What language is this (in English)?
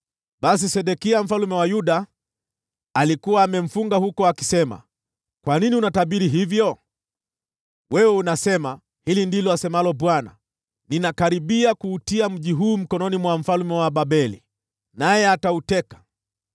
Swahili